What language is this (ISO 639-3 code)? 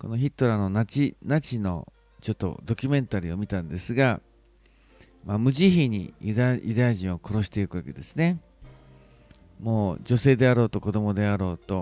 jpn